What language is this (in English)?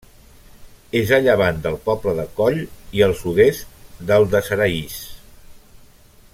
Catalan